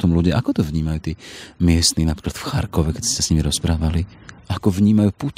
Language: Slovak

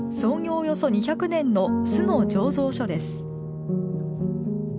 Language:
Japanese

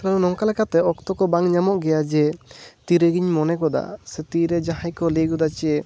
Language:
Santali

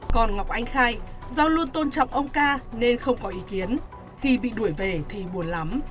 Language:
Vietnamese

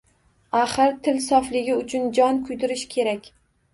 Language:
Uzbek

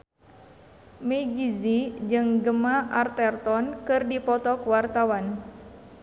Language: Sundanese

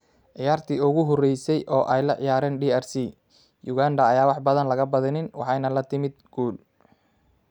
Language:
Somali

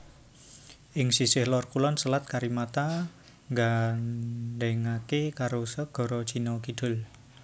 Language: Javanese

